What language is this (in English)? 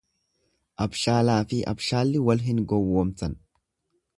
Oromo